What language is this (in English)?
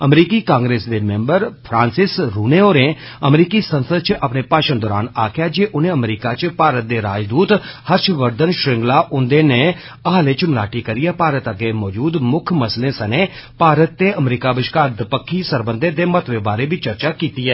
Dogri